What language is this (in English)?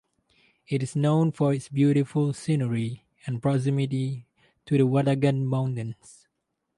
English